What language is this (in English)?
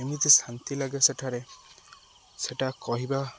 Odia